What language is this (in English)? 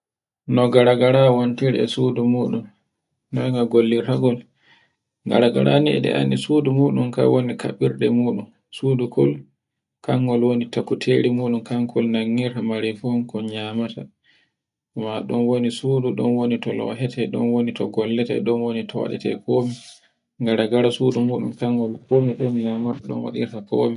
Borgu Fulfulde